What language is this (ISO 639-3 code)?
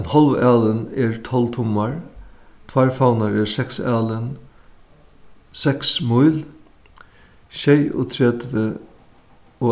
fao